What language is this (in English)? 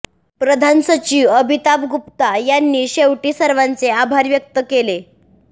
Marathi